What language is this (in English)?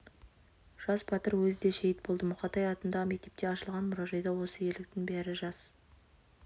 Kazakh